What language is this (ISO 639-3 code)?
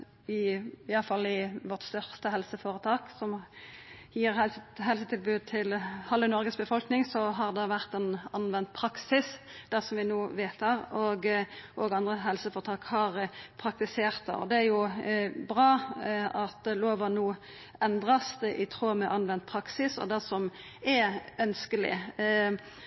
nno